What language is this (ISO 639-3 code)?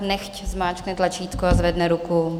ces